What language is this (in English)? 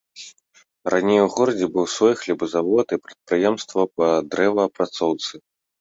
Belarusian